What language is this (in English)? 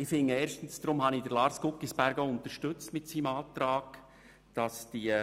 Swiss German